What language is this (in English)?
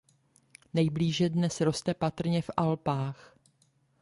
Czech